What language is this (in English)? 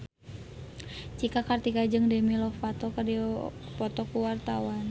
Sundanese